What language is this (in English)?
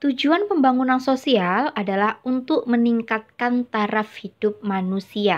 Indonesian